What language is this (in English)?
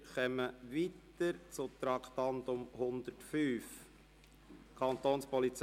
Swiss German